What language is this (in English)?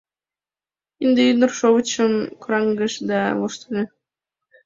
Mari